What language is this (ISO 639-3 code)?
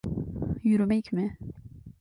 tur